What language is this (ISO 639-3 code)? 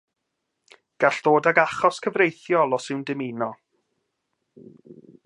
cym